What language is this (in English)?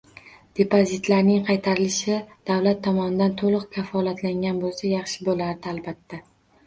Uzbek